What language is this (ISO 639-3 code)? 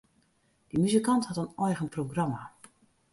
fry